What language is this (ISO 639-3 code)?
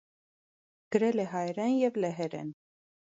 hye